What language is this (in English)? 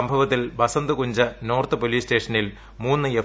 Malayalam